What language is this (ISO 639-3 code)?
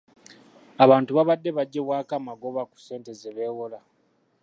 lug